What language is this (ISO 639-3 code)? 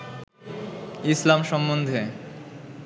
ben